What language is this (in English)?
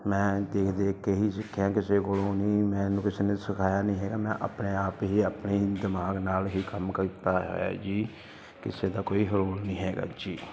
Punjabi